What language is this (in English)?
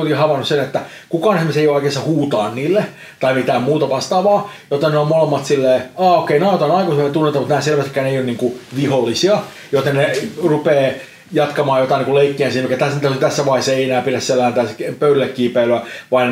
Finnish